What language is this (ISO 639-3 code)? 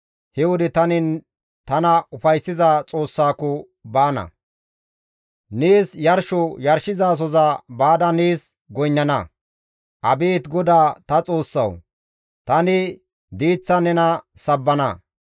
gmv